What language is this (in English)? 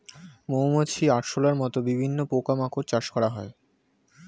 Bangla